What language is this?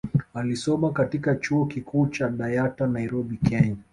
Swahili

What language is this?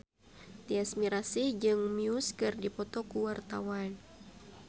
Sundanese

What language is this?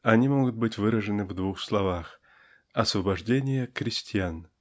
Russian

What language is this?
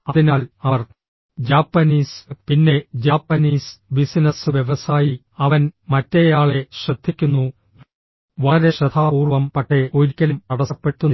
Malayalam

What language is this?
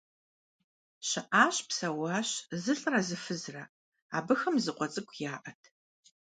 Kabardian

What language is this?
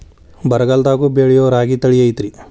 Kannada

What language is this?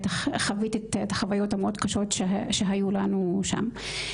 Hebrew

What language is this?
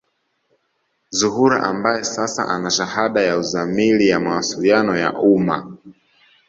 Swahili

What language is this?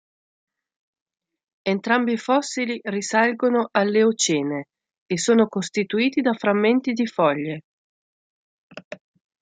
Italian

